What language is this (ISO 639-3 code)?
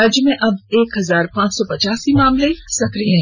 hin